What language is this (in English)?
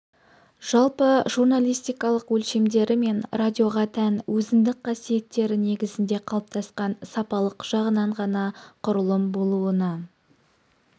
Kazakh